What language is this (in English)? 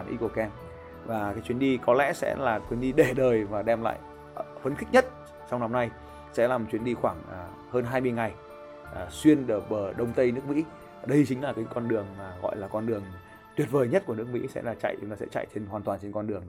Vietnamese